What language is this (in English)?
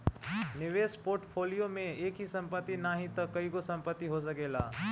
Bhojpuri